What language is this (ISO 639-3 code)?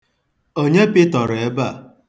ibo